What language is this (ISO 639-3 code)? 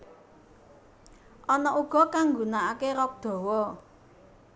jav